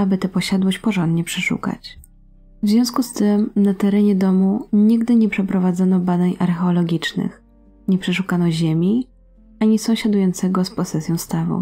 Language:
Polish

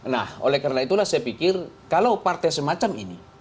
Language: Indonesian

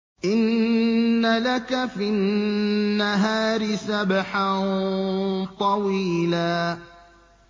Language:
Arabic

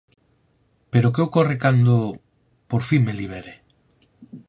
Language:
Galician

